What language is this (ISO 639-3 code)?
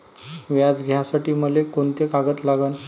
mar